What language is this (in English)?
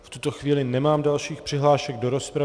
Czech